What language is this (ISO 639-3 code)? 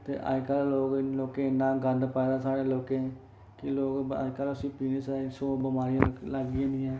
doi